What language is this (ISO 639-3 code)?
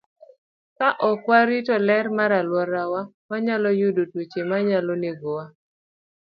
luo